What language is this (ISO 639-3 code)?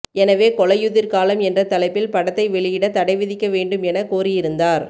tam